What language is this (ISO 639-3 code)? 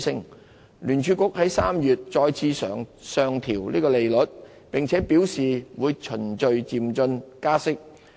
yue